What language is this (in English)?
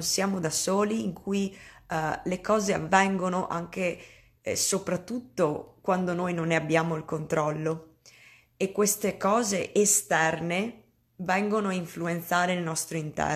Italian